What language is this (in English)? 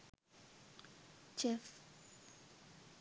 Sinhala